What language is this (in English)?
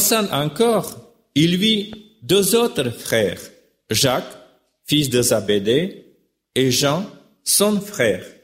French